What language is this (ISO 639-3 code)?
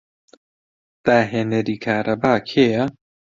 ckb